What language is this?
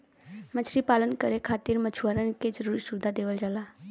Bhojpuri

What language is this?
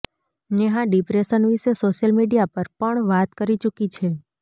Gujarati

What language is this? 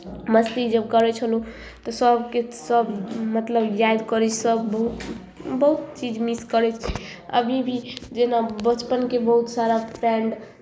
Maithili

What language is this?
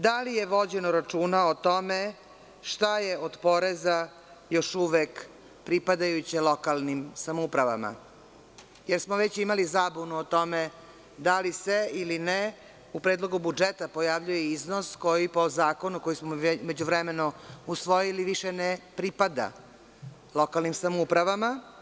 Serbian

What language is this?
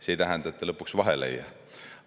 Estonian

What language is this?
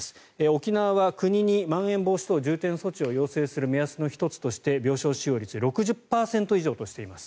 Japanese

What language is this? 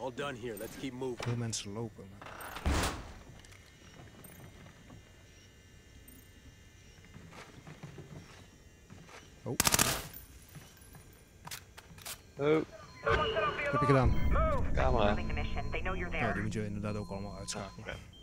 Dutch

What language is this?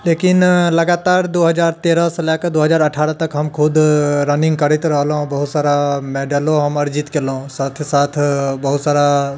Maithili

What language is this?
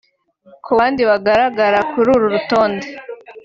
Kinyarwanda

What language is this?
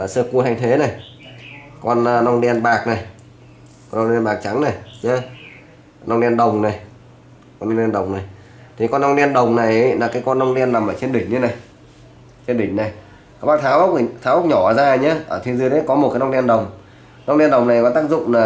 Vietnamese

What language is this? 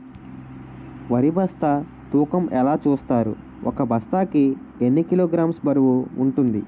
Telugu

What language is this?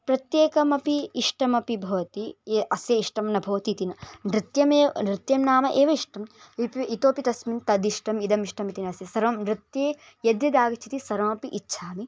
Sanskrit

